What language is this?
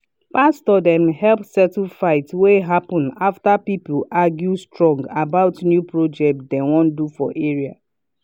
Nigerian Pidgin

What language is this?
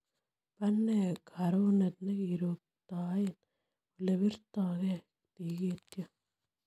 Kalenjin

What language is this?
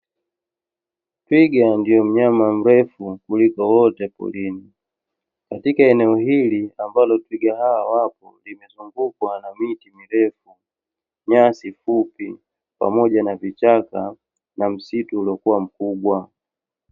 Swahili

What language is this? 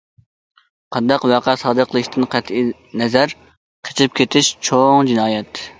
Uyghur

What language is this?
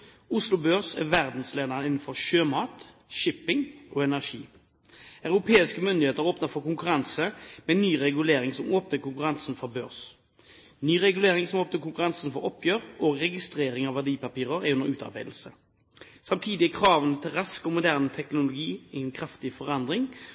Norwegian Bokmål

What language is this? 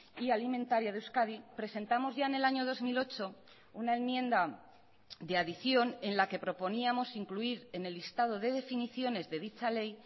Spanish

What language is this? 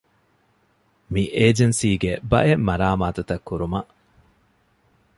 Divehi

